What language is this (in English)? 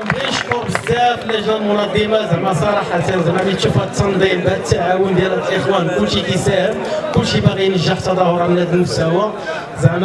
Arabic